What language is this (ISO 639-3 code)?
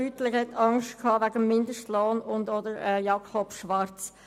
gsw